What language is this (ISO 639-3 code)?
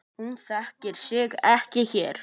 isl